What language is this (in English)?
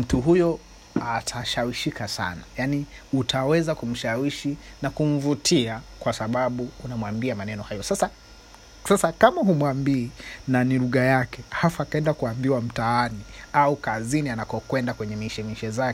Swahili